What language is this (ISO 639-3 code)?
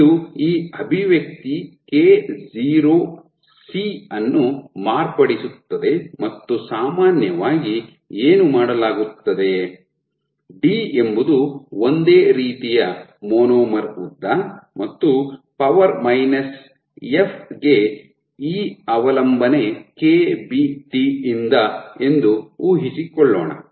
kan